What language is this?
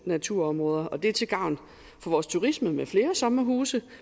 Danish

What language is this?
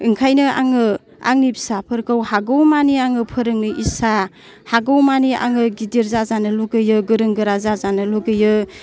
Bodo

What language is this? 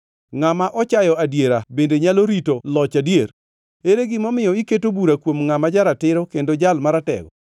Luo (Kenya and Tanzania)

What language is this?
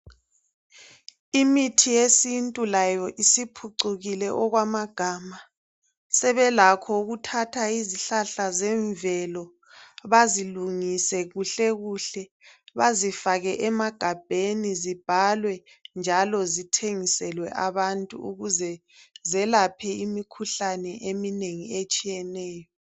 North Ndebele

